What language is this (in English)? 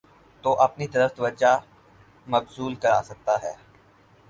Urdu